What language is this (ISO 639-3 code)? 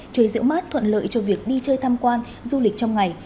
vie